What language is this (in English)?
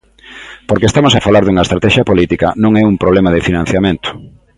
Galician